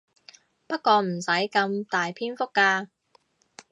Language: Cantonese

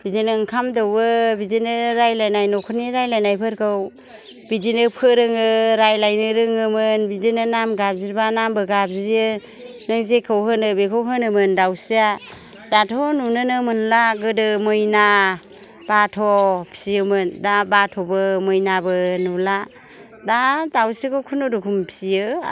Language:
Bodo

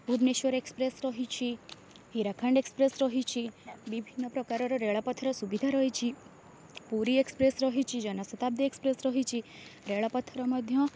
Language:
Odia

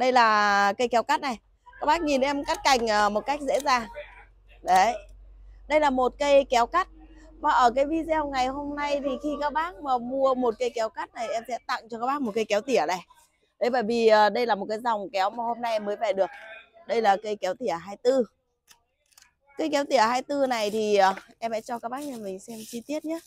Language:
Vietnamese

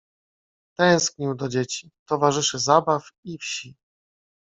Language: Polish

